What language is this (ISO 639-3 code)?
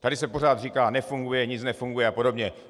ces